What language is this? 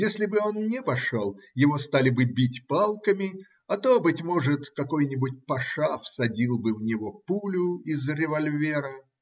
Russian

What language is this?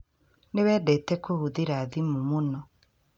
Kikuyu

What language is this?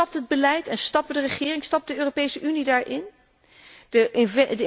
Dutch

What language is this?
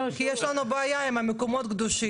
Hebrew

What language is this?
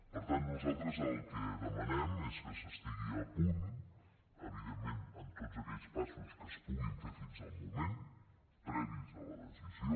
Catalan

